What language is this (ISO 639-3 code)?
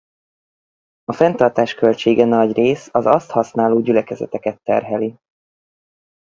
hun